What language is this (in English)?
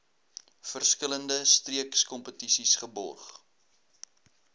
Afrikaans